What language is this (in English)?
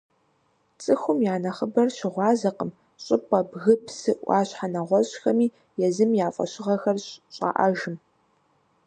Kabardian